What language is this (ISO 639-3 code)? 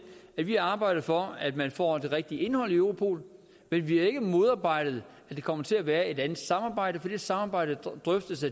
dan